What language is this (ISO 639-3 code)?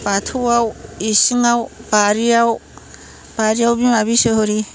brx